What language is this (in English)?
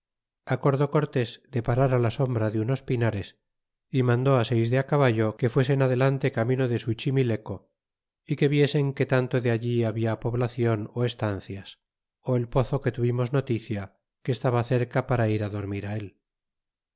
Spanish